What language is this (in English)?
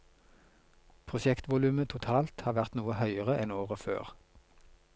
Norwegian